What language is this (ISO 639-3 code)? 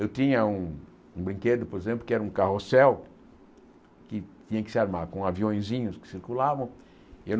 por